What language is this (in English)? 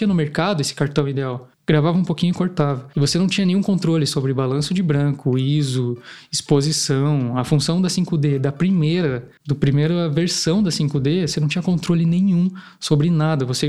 Portuguese